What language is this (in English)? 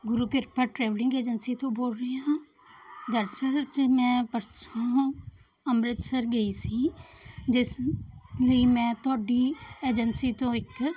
Punjabi